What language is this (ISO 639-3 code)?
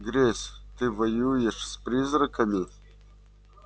rus